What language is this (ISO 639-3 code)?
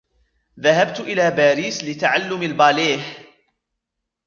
ara